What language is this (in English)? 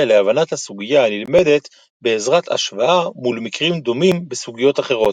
Hebrew